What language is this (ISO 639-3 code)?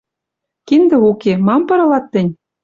mrj